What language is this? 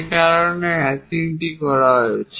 Bangla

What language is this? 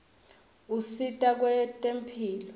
Swati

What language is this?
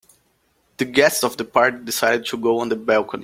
English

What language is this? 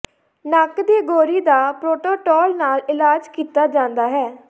Punjabi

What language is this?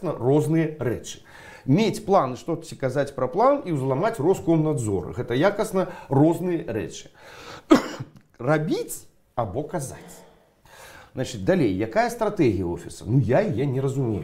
Russian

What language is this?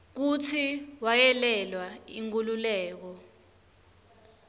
Swati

